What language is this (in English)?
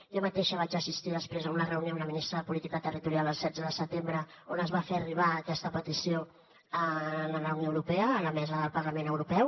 Catalan